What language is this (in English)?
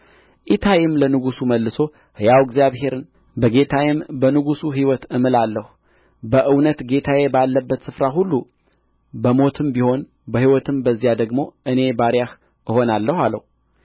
Amharic